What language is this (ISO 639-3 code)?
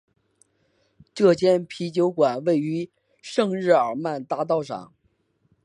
zho